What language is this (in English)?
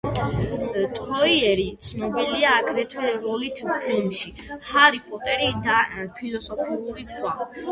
Georgian